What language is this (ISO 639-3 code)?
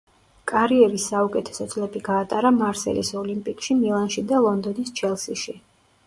kat